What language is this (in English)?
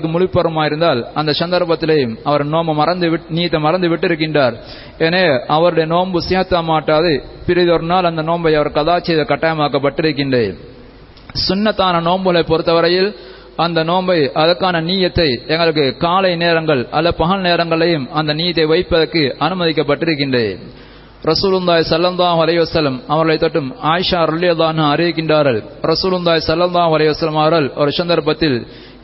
Tamil